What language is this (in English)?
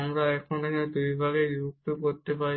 Bangla